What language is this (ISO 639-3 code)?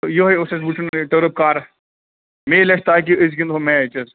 kas